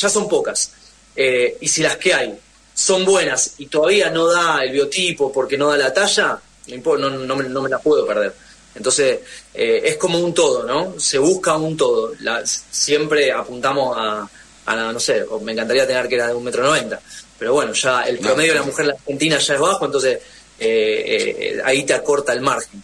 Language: Spanish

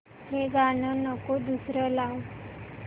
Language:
Marathi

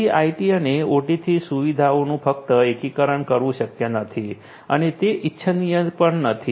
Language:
Gujarati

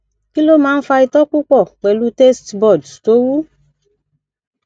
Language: Yoruba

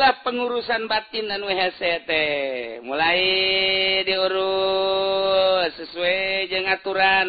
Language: Indonesian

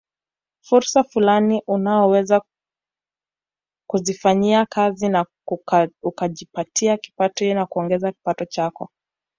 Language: Swahili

